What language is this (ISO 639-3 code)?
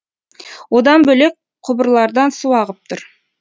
kaz